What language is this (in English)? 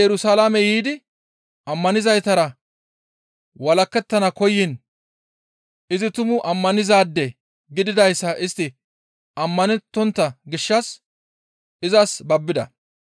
Gamo